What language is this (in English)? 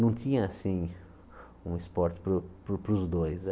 Portuguese